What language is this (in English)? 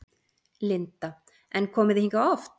Icelandic